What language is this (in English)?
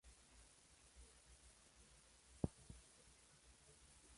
Spanish